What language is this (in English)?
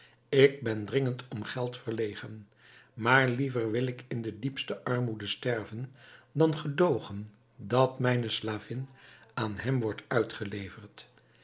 Dutch